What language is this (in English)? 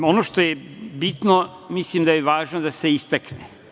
Serbian